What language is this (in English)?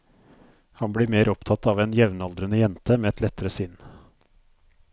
Norwegian